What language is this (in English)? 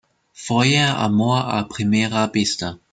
Spanish